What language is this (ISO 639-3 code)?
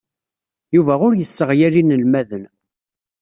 kab